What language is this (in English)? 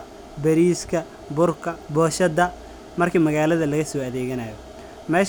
Somali